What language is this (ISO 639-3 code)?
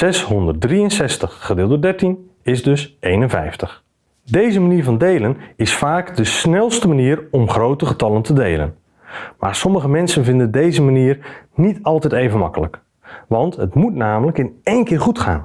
nld